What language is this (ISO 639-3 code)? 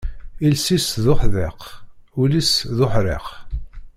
kab